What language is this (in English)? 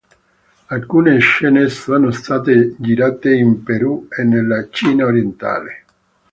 Italian